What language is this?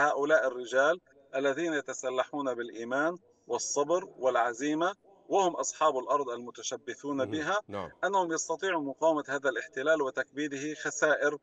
Arabic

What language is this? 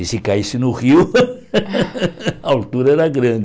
Portuguese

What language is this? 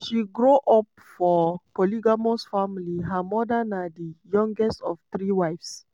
Nigerian Pidgin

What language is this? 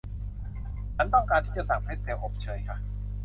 Thai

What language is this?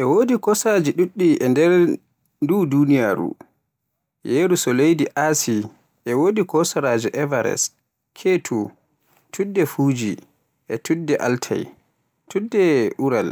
Borgu Fulfulde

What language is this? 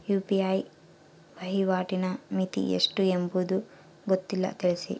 Kannada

